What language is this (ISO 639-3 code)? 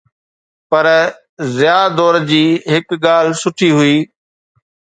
snd